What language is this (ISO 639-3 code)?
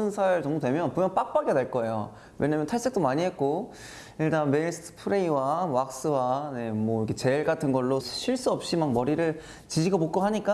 kor